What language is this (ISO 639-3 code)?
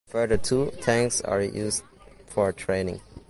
eng